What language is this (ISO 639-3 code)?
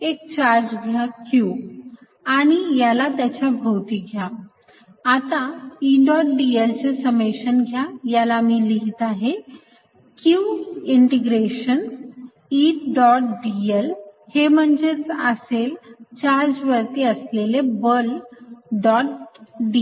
mar